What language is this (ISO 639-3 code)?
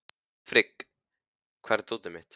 isl